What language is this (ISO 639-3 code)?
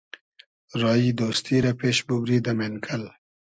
haz